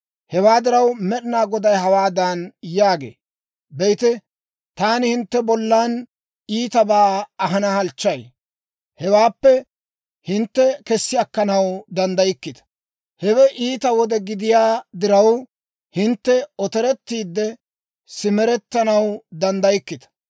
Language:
Dawro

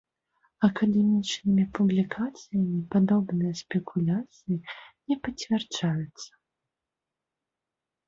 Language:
Belarusian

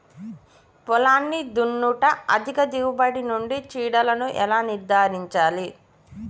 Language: Telugu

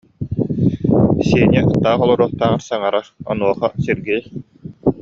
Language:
Yakut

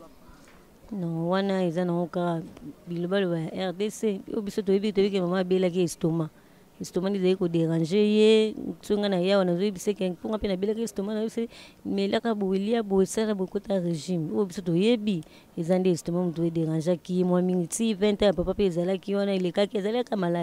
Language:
French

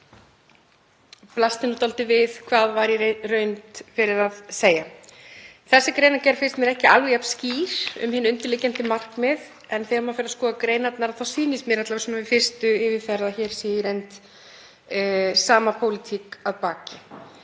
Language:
Icelandic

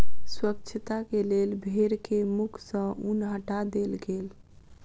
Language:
Maithili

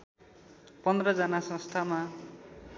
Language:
Nepali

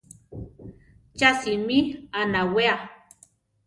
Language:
Central Tarahumara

